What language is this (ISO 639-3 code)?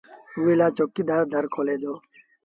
sbn